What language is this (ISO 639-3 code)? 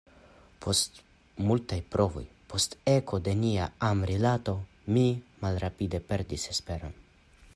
epo